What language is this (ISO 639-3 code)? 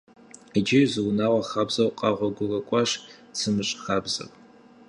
kbd